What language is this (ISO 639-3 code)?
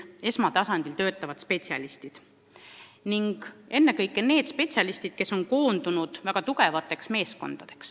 est